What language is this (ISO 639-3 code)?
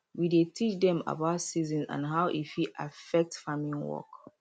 pcm